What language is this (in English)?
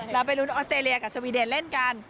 Thai